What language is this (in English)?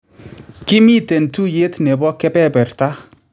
Kalenjin